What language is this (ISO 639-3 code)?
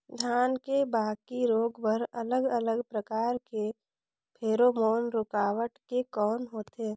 hne